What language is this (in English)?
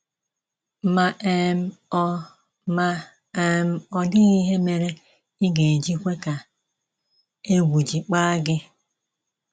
Igbo